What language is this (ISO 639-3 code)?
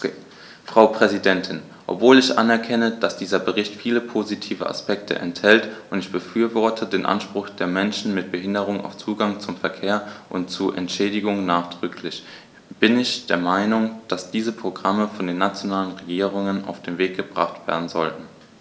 deu